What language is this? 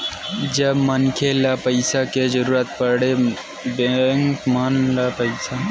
Chhattisgarhi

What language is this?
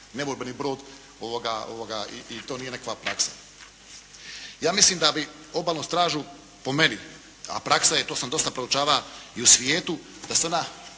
Croatian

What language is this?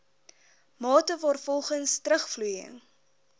Afrikaans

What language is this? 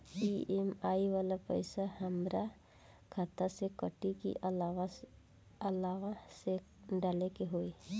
Bhojpuri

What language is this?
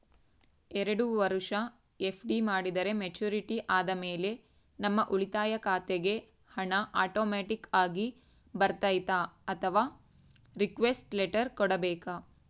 Kannada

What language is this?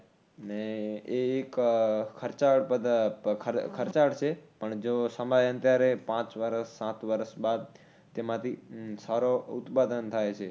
Gujarati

